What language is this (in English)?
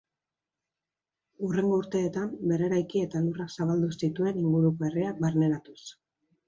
Basque